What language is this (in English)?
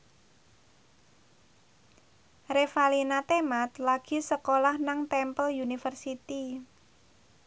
Javanese